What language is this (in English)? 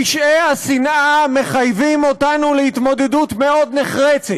Hebrew